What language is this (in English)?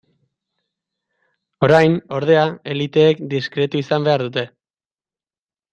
Basque